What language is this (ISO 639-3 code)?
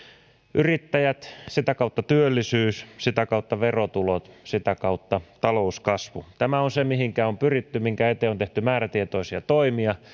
fin